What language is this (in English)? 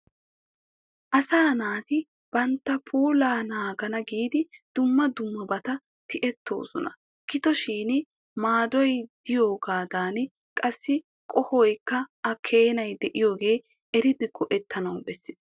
Wolaytta